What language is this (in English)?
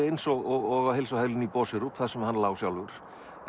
Icelandic